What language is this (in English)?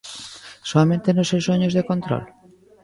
Galician